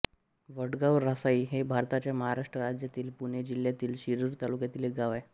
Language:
Marathi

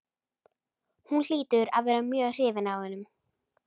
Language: Icelandic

